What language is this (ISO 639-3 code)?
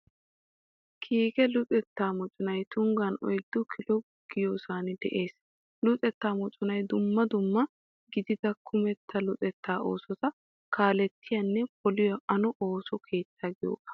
wal